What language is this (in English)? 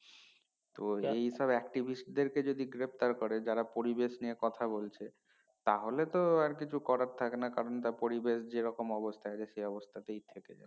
Bangla